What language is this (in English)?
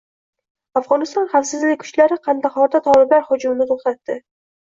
Uzbek